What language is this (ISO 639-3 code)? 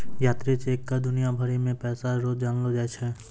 mai